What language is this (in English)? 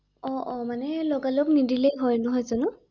Assamese